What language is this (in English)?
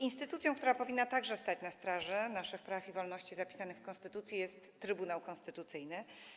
Polish